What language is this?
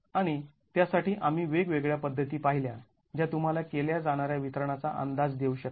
Marathi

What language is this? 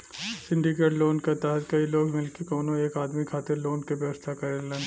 Bhojpuri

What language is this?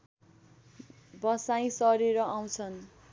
Nepali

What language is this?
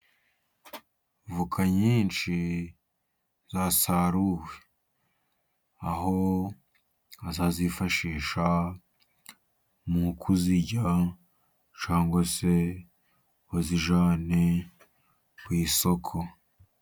Kinyarwanda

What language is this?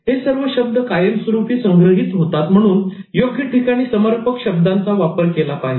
Marathi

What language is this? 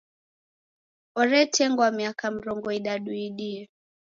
Taita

